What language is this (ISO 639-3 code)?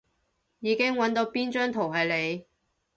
yue